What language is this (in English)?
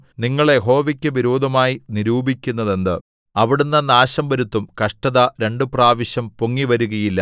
Malayalam